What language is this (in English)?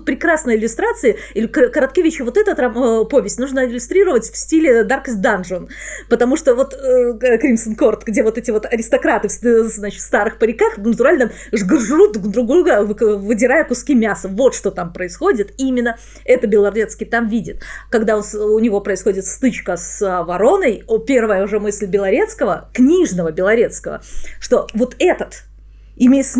Russian